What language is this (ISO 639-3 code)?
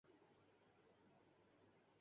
urd